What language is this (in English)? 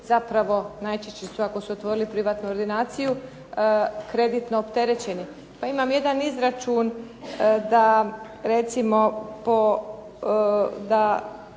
Croatian